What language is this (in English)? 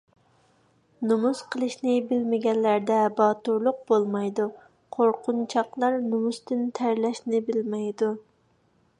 Uyghur